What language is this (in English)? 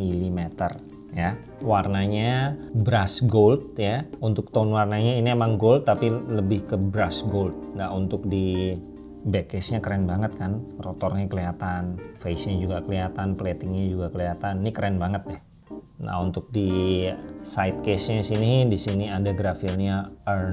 Indonesian